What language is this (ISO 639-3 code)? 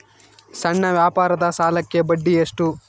kan